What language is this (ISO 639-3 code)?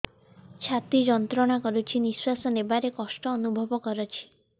ori